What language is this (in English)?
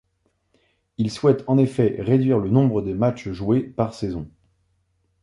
French